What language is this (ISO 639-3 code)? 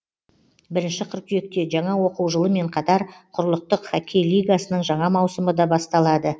kaz